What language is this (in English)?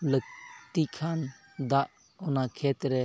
Santali